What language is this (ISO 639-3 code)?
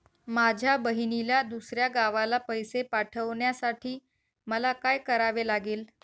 mar